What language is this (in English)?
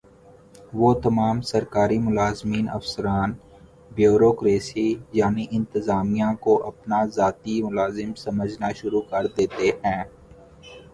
Urdu